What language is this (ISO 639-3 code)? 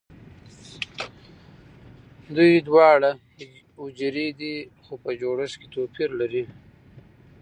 pus